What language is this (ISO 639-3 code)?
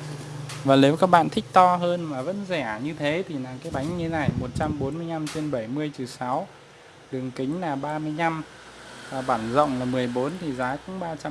vie